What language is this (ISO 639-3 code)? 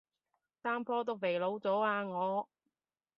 yue